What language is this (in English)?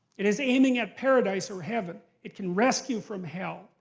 English